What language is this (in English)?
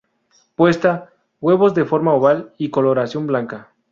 Spanish